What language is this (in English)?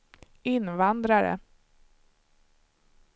Swedish